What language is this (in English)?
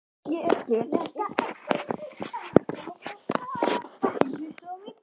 Icelandic